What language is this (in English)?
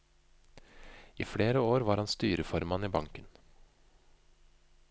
Norwegian